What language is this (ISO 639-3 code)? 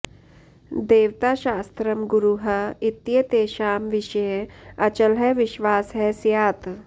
san